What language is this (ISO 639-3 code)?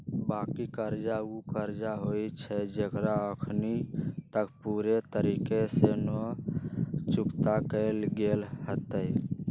mag